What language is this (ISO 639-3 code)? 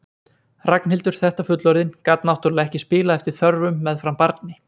isl